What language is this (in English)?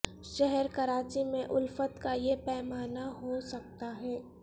Urdu